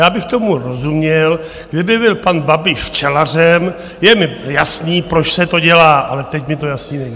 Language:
Czech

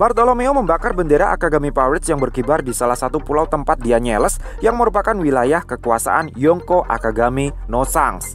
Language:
Indonesian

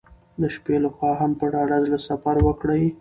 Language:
Pashto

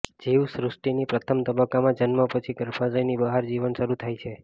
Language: Gujarati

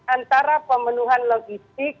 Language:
Indonesian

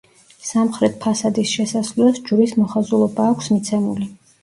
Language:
Georgian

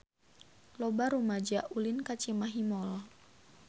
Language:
Sundanese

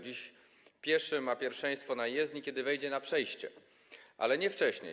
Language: Polish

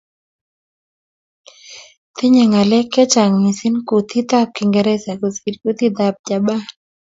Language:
Kalenjin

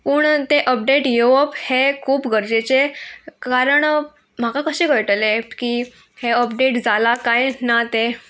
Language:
Konkani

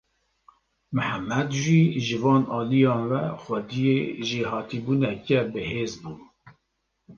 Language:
Kurdish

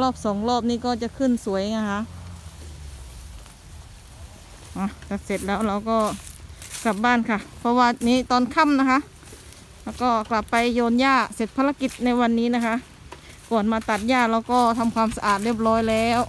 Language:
Thai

